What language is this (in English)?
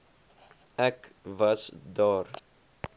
Afrikaans